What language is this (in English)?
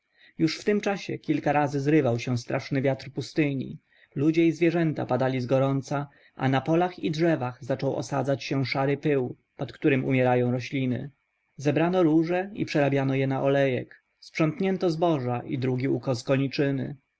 Polish